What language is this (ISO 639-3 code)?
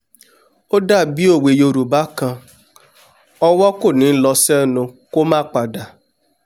yor